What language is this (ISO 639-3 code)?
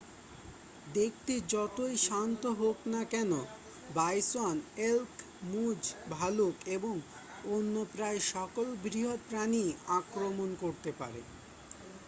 ben